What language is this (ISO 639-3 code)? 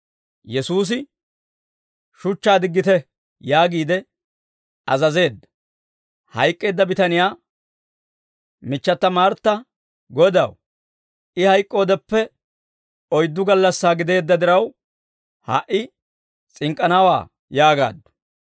dwr